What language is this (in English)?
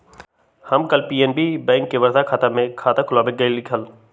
Magahi